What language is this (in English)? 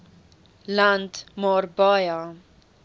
Afrikaans